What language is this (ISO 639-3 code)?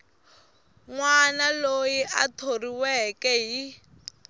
tso